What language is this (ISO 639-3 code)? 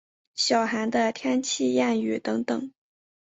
zho